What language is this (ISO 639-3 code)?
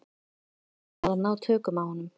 isl